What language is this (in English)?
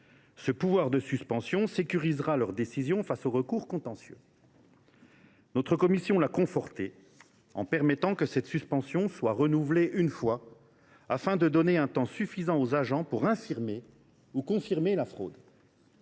French